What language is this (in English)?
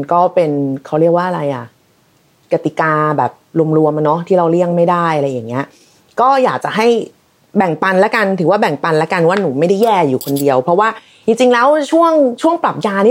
Thai